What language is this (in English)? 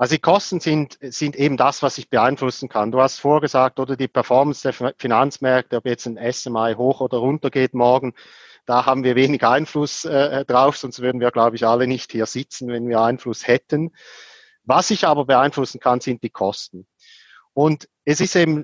German